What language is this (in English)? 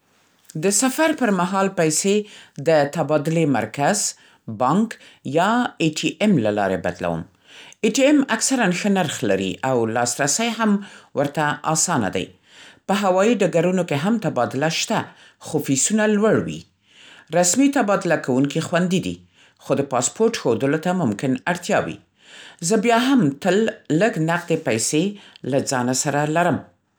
Central Pashto